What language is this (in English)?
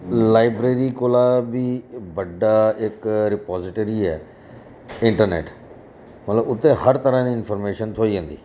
Dogri